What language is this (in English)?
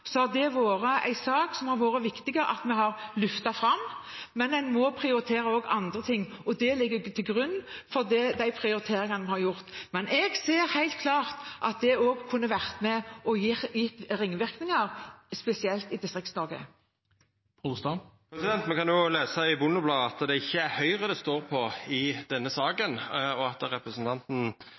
Norwegian